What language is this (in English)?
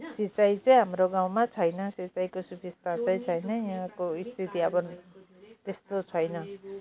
Nepali